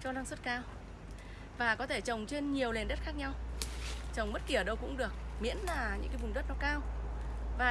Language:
Vietnamese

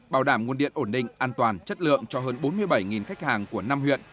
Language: Vietnamese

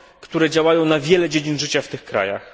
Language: Polish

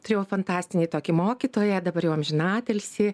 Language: Lithuanian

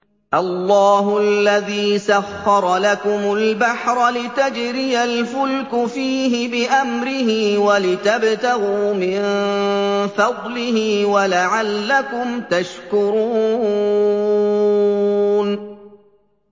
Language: Arabic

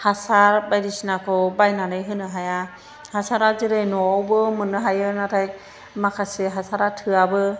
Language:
Bodo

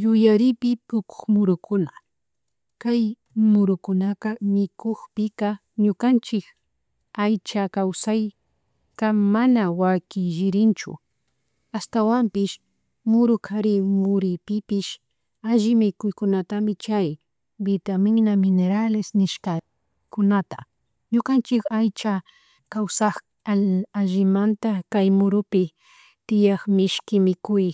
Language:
Chimborazo Highland Quichua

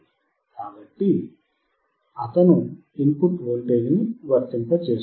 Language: Telugu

